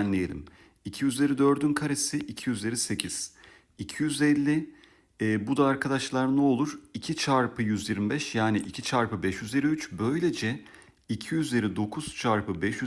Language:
Turkish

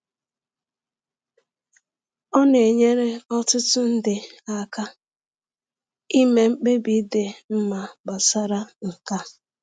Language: Igbo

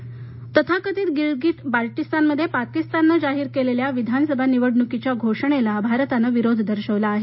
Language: Marathi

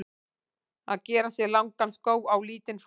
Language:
Icelandic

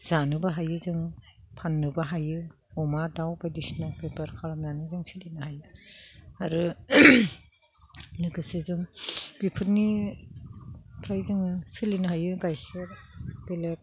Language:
Bodo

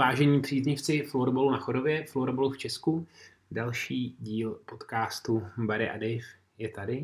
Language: Czech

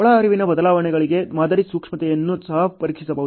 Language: Kannada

